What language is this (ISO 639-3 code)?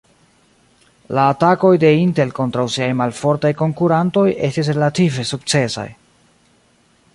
epo